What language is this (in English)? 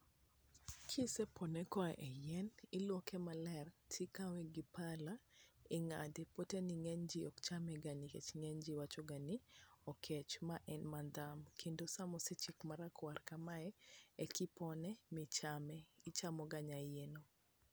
Luo (Kenya and Tanzania)